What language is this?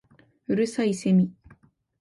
Japanese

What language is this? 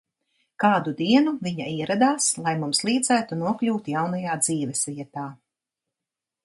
Latvian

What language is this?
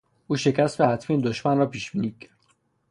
Persian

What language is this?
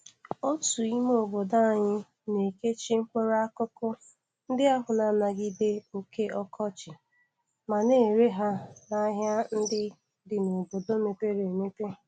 Igbo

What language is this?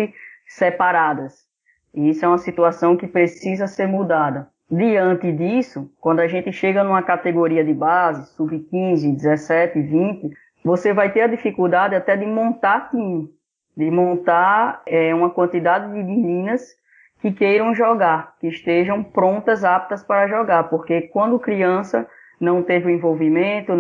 Portuguese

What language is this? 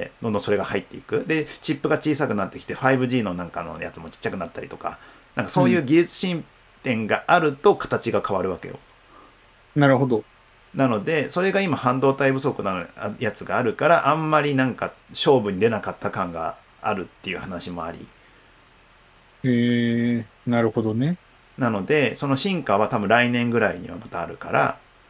Japanese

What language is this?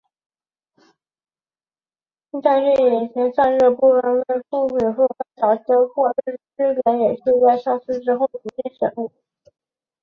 Chinese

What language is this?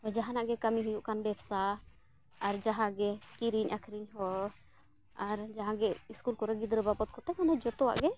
Santali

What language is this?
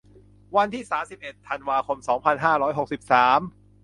Thai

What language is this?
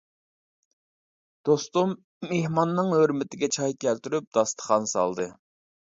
Uyghur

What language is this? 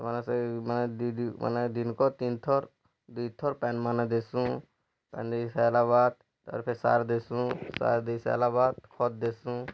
Odia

